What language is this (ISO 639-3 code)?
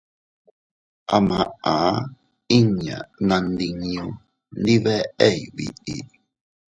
cut